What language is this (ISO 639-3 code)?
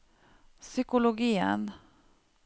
nor